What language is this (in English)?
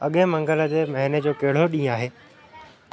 Sindhi